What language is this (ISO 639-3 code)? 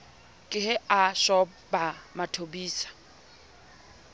sot